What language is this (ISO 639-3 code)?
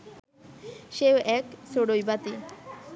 ben